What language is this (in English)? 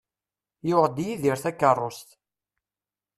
Kabyle